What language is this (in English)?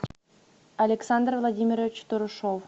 Russian